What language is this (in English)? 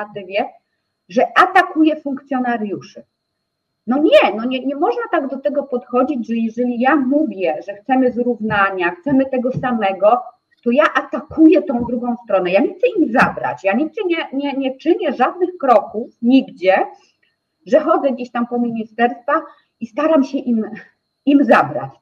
Polish